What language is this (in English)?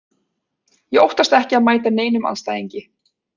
Icelandic